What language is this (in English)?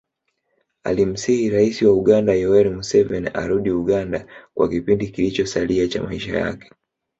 Swahili